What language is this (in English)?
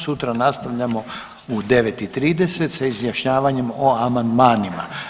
Croatian